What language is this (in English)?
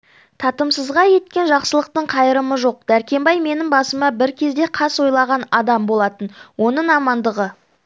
Kazakh